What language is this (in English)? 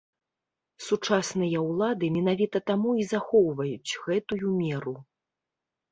Belarusian